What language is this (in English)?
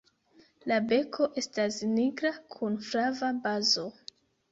Esperanto